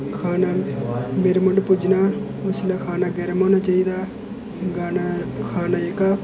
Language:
Dogri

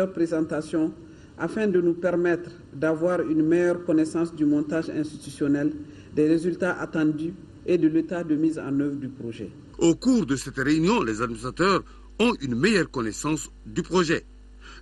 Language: French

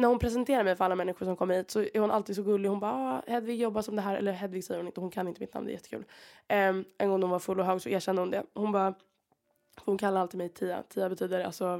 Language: Swedish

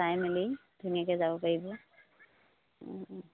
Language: Assamese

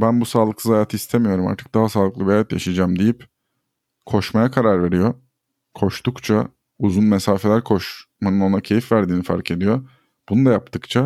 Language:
Turkish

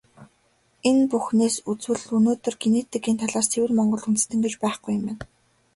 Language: Mongolian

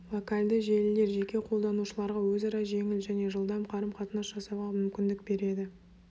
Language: Kazakh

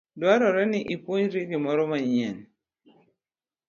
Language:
Luo (Kenya and Tanzania)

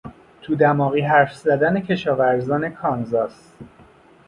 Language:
Persian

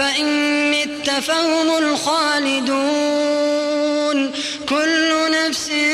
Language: Arabic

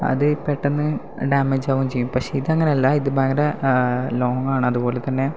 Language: Malayalam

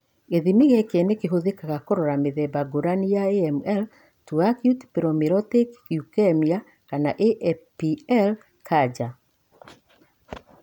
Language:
Kikuyu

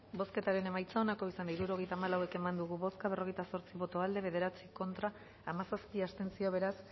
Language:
Basque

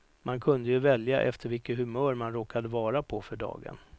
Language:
Swedish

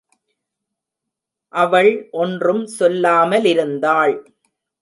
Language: Tamil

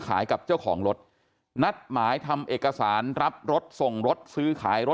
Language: Thai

